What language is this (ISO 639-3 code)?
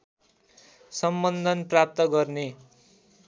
nep